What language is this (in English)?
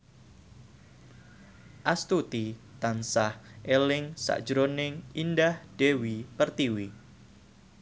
Javanese